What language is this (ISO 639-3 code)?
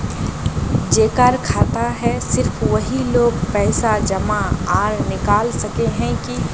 mag